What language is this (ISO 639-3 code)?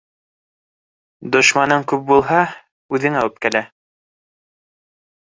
bak